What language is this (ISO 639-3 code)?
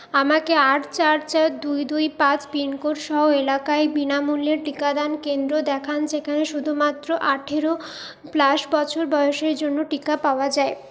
ben